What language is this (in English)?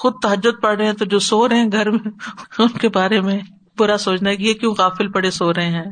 Urdu